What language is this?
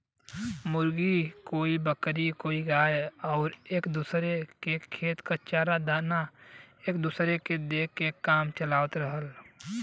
Bhojpuri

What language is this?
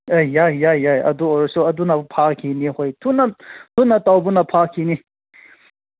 Manipuri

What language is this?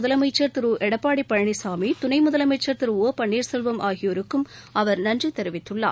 Tamil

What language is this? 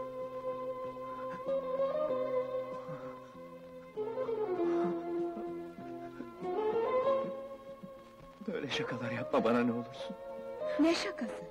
Turkish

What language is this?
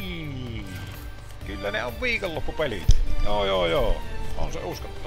Finnish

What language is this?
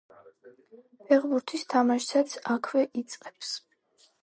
Georgian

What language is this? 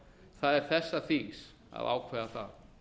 Icelandic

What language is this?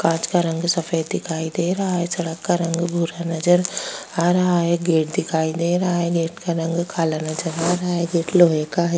Hindi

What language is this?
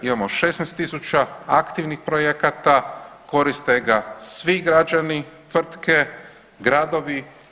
Croatian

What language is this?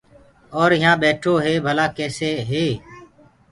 Gurgula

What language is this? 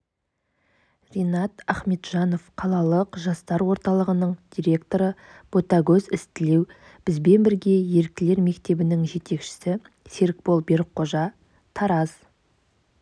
Kazakh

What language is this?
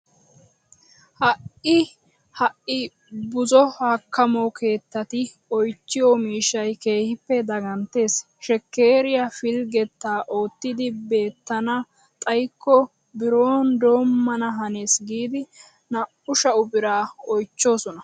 Wolaytta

